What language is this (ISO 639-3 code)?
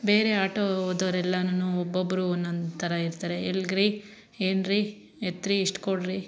kan